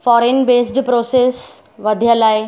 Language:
Sindhi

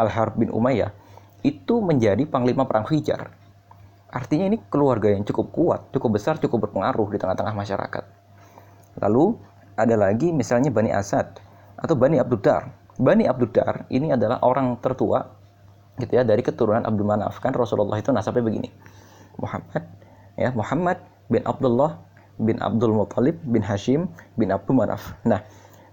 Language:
Indonesian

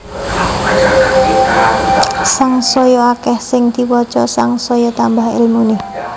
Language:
Javanese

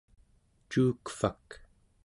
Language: Central Yupik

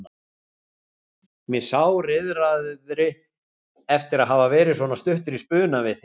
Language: Icelandic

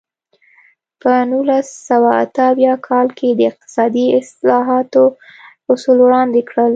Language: Pashto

